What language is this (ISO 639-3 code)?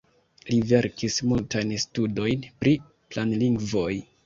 epo